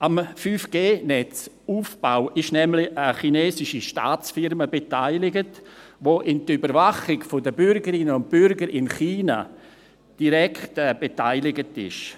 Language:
Swiss German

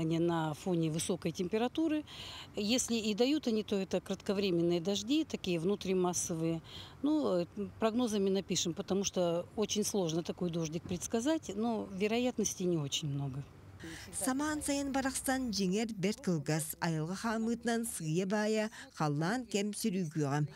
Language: Turkish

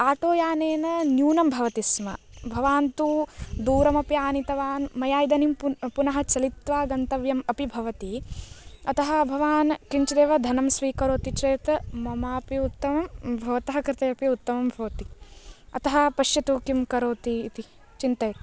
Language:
Sanskrit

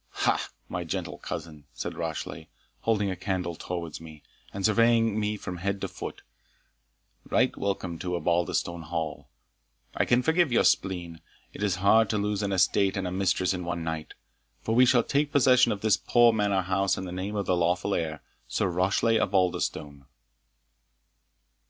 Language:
English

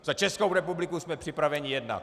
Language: Czech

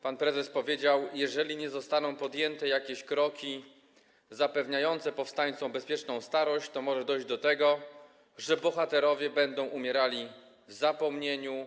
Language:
Polish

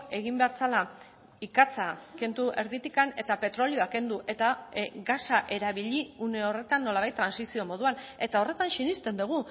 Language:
Basque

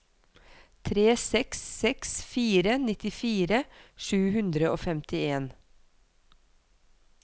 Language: Norwegian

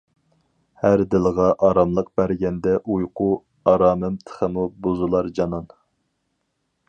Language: Uyghur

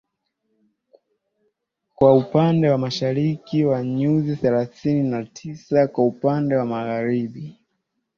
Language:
Swahili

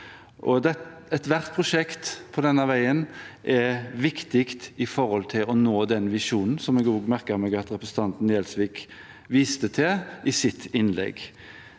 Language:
Norwegian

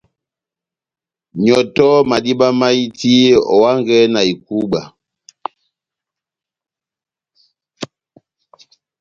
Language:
Batanga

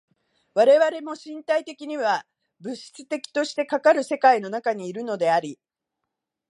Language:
Japanese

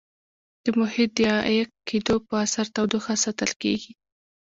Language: Pashto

